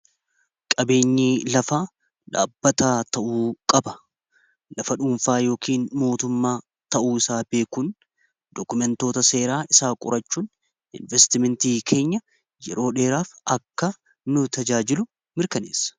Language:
Oromo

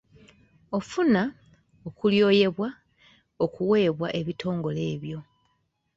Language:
Ganda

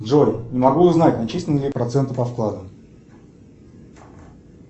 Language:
Russian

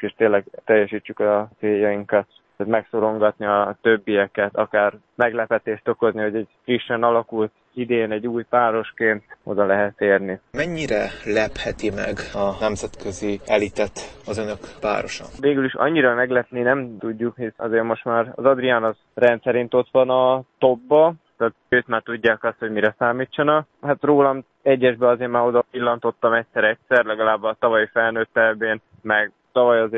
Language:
Hungarian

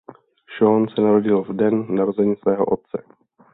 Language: Czech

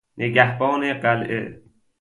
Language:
Persian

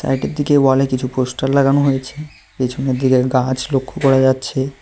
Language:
Bangla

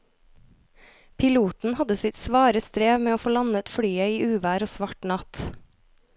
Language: Norwegian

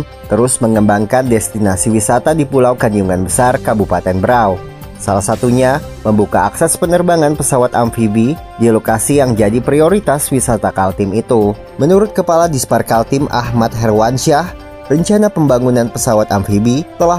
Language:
Indonesian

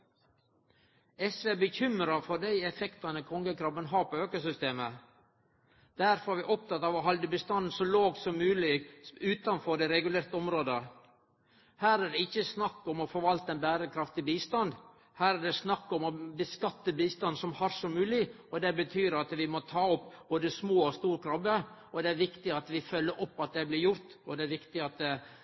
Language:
Norwegian Nynorsk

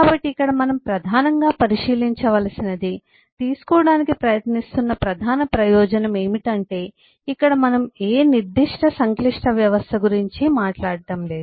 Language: Telugu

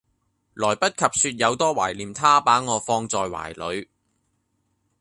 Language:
Cantonese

